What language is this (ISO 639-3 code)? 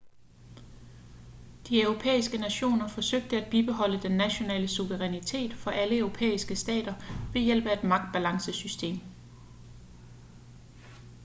dan